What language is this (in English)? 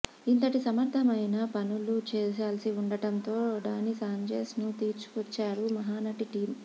Telugu